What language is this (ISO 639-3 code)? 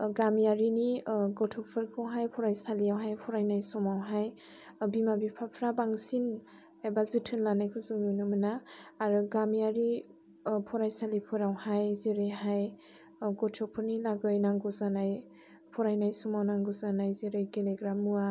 brx